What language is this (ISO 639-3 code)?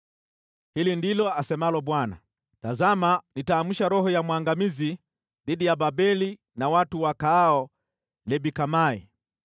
swa